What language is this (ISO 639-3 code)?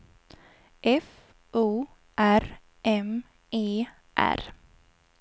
swe